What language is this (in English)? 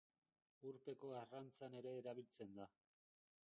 Basque